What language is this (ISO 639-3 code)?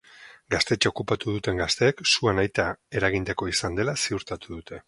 eus